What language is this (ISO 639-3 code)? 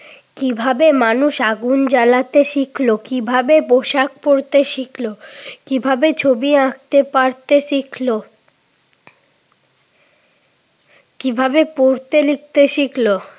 ben